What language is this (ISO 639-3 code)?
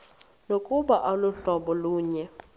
xho